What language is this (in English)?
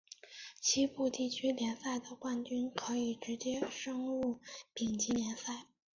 Chinese